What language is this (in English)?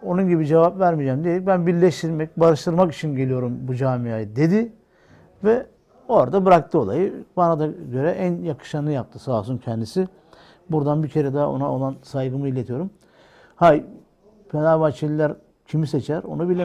Turkish